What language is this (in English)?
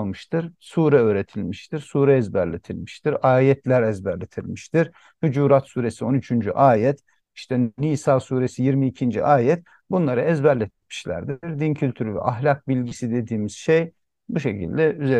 Turkish